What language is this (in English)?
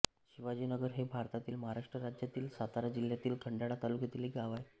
Marathi